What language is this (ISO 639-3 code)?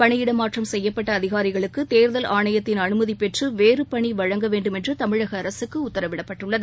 tam